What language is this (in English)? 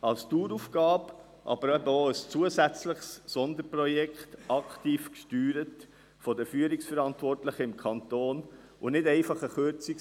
Swiss German